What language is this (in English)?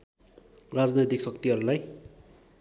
Nepali